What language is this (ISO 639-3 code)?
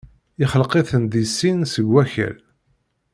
kab